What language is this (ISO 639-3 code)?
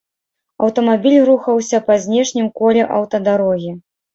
bel